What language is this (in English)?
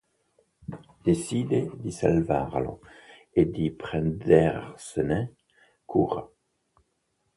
Italian